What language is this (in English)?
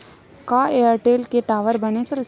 Chhattisgarhi